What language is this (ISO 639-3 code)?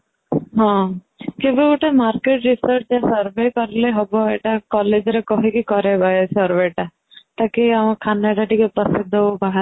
ori